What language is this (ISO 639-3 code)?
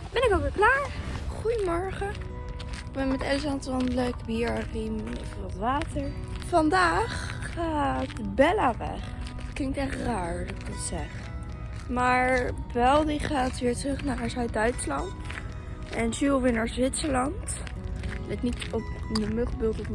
nld